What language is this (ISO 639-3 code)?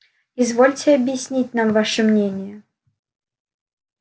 rus